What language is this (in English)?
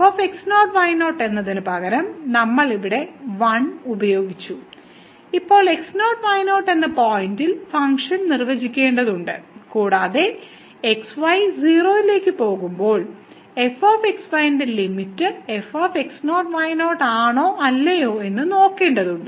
Malayalam